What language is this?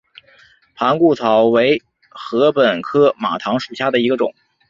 Chinese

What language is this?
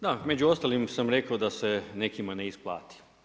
Croatian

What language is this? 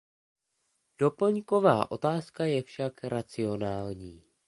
Czech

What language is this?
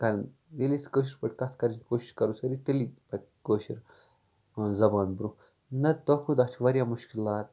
Kashmiri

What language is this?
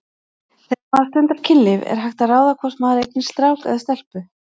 Icelandic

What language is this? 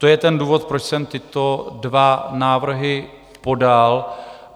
Czech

